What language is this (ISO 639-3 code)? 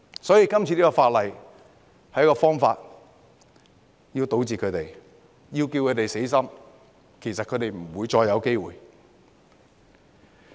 yue